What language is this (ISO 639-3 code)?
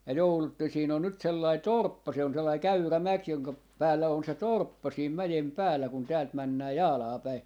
fin